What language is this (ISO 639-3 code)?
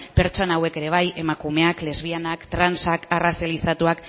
eus